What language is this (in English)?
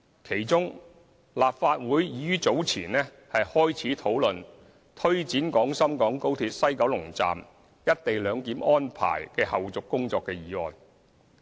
Cantonese